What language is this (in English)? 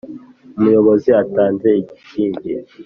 Kinyarwanda